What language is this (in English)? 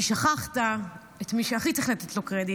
Hebrew